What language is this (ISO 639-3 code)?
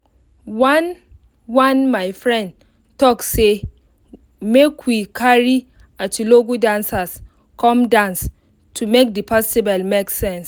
pcm